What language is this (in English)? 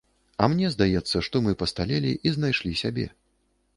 Belarusian